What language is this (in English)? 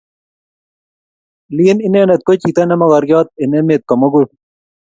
Kalenjin